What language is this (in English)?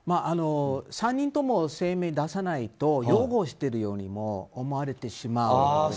Japanese